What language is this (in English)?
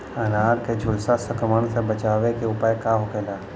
Bhojpuri